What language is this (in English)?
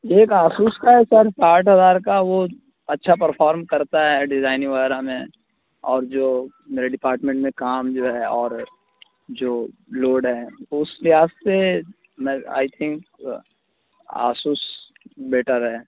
Urdu